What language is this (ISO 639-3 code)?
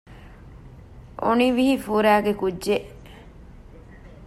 div